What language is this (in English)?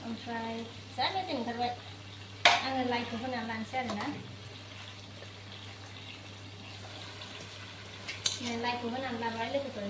Thai